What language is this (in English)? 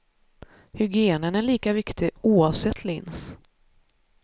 Swedish